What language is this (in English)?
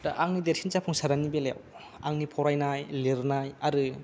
Bodo